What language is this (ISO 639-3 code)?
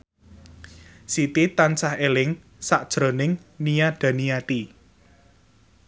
jav